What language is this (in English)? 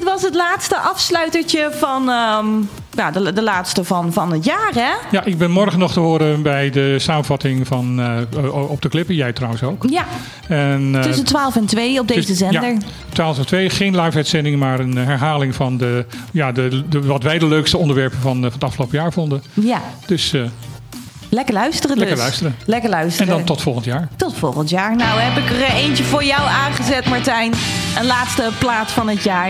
Dutch